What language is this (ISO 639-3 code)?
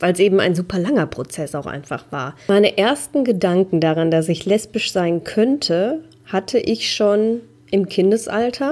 deu